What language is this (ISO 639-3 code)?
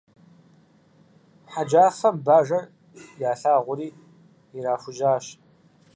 kbd